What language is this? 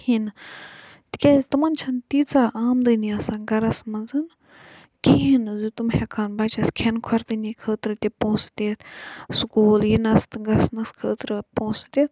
Kashmiri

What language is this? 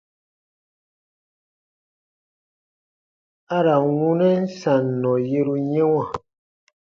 Baatonum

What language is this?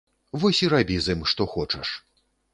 Belarusian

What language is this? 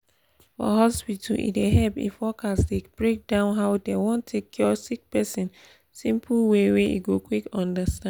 Nigerian Pidgin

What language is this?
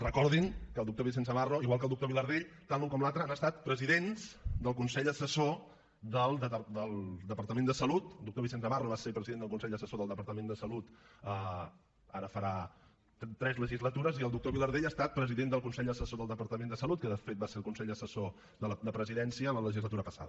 Catalan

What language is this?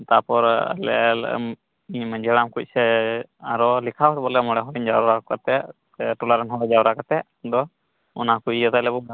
Santali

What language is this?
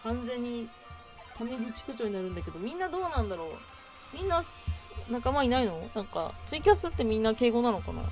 Japanese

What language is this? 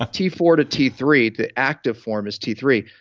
English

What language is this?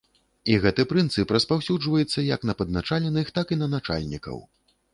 Belarusian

